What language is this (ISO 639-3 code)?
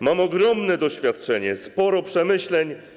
pol